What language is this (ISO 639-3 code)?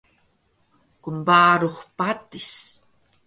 trv